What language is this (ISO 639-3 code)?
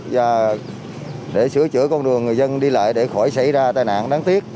vie